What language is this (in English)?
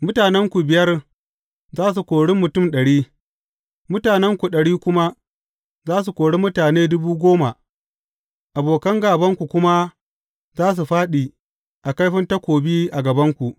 Hausa